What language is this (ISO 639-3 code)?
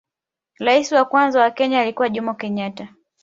swa